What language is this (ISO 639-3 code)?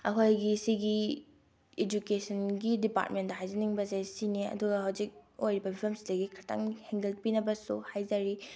mni